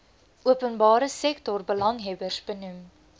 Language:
Afrikaans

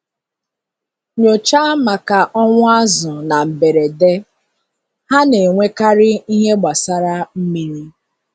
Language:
Igbo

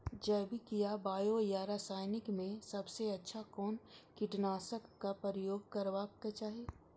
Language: Maithili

